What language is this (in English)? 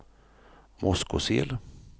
Swedish